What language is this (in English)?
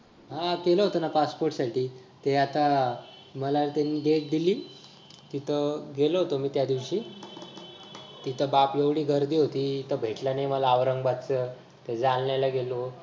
Marathi